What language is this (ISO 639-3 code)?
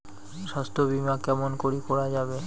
ben